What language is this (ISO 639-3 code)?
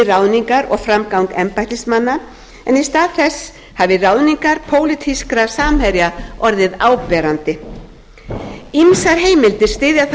isl